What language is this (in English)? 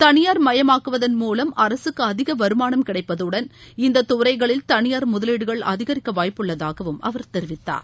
Tamil